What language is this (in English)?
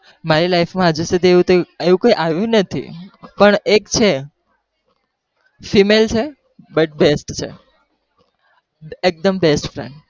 Gujarati